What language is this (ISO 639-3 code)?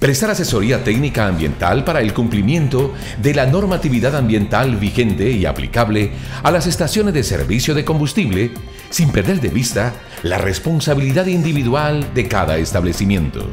spa